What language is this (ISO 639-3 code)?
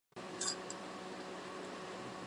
zho